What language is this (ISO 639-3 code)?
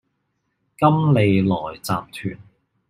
yue